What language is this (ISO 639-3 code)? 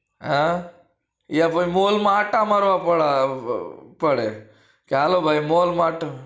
guj